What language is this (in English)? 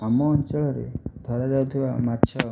Odia